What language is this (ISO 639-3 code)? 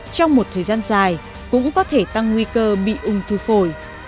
vie